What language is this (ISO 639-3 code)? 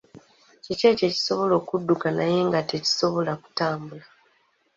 lug